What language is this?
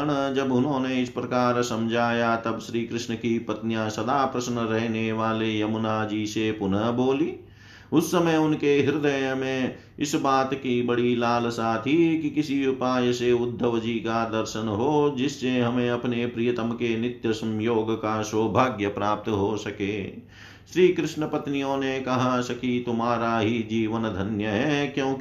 Hindi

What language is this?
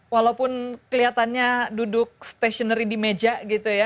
Indonesian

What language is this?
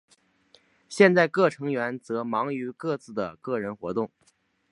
Chinese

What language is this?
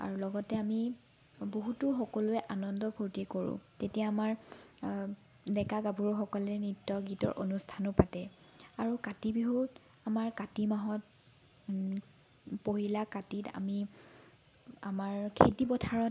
Assamese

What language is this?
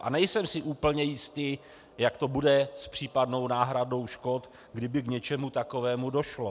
Czech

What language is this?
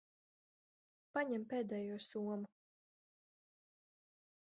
Latvian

